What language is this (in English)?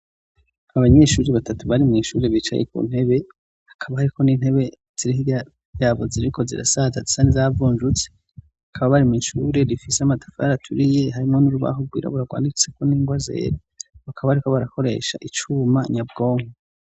Rundi